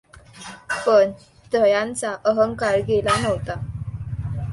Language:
Marathi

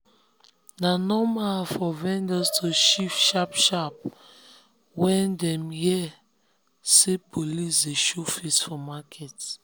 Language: Nigerian Pidgin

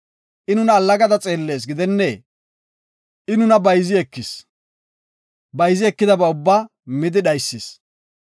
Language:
Gofa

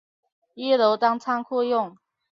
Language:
Chinese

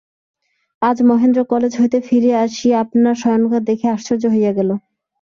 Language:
Bangla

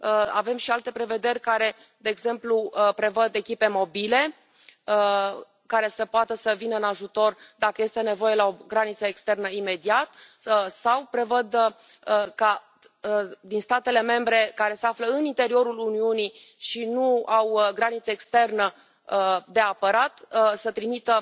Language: Romanian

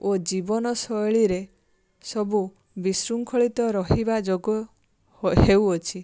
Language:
Odia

